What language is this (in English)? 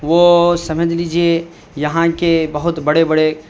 Urdu